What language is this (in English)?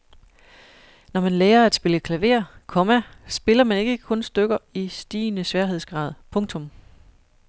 Danish